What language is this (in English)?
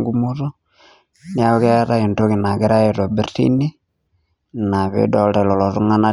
Masai